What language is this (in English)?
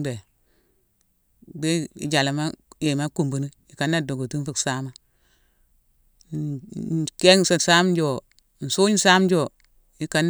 Mansoanka